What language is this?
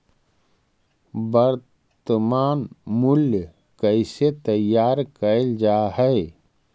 Magahi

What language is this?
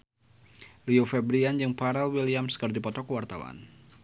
Sundanese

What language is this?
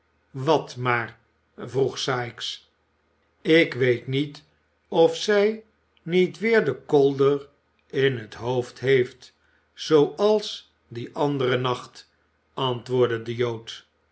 Dutch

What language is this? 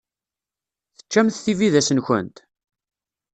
Kabyle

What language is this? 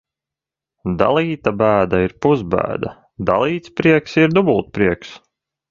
Latvian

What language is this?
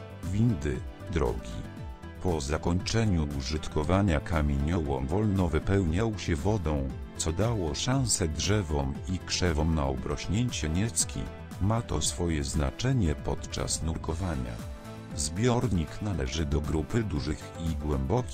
Polish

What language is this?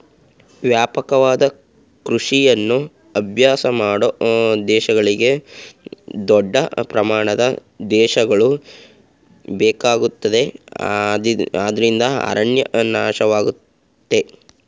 Kannada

